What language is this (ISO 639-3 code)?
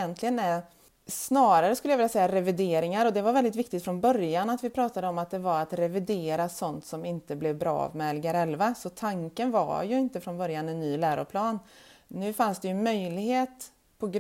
swe